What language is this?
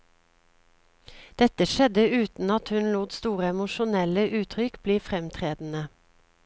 Norwegian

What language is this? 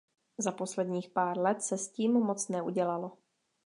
Czech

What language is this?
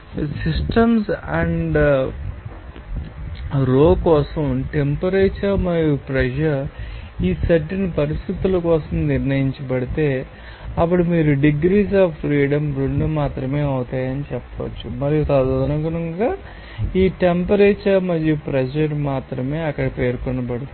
Telugu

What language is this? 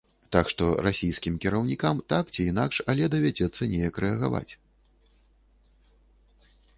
Belarusian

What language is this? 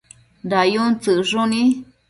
Matsés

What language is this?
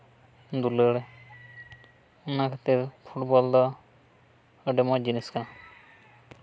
Santali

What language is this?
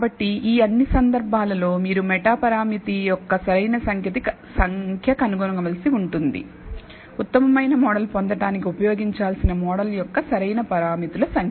Telugu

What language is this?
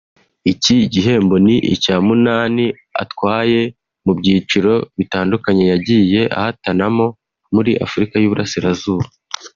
Kinyarwanda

